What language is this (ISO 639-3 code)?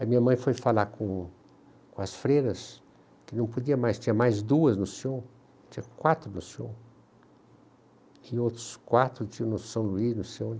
por